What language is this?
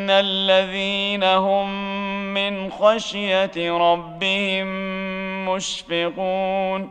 Arabic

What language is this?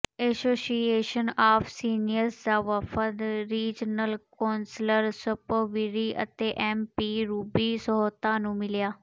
Punjabi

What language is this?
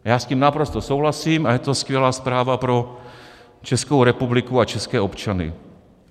Czech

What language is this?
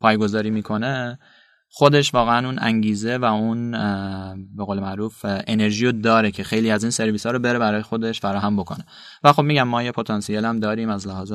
Persian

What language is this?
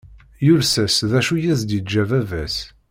Kabyle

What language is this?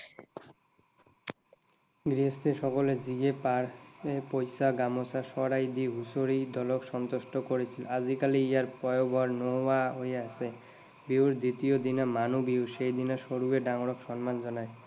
Assamese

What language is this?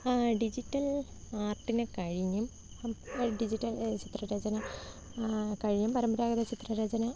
Malayalam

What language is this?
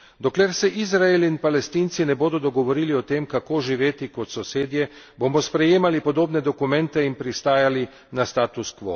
Slovenian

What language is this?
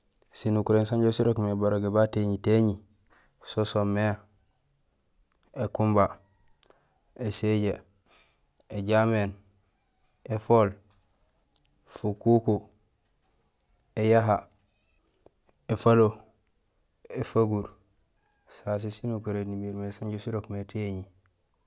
Gusilay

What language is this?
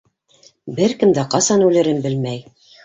Bashkir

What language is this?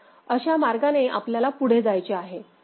Marathi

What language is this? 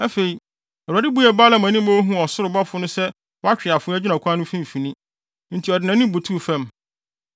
Akan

